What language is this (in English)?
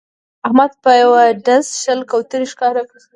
Pashto